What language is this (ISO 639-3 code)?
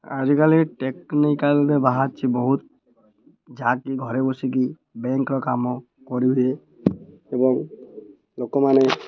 ori